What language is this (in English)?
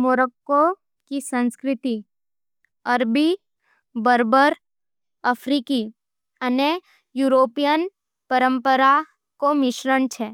Nimadi